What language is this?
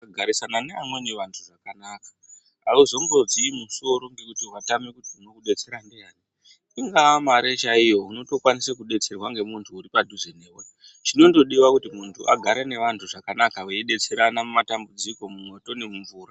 Ndau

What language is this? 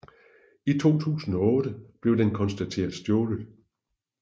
Danish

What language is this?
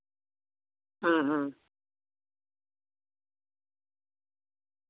Santali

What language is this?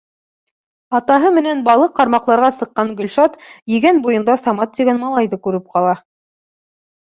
Bashkir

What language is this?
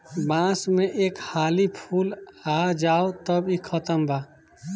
Bhojpuri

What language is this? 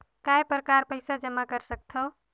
Chhattisgarhi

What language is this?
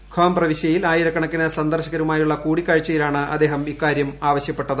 Malayalam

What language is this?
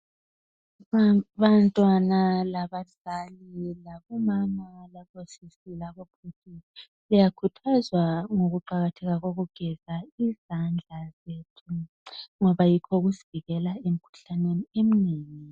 North Ndebele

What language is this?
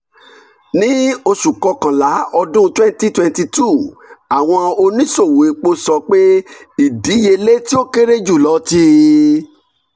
Yoruba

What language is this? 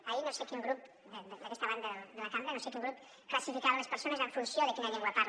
Catalan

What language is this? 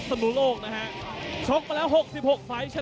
Thai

